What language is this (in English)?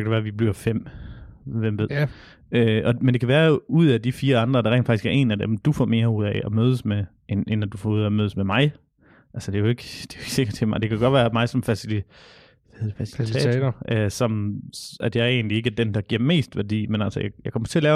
Danish